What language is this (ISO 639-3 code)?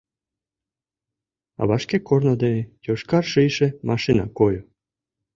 chm